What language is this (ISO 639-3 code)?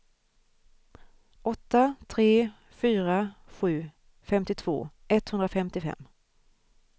swe